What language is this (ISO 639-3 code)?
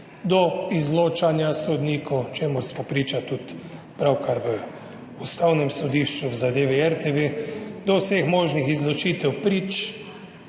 slv